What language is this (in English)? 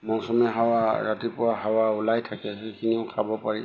Assamese